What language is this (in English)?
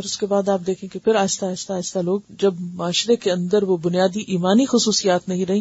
Urdu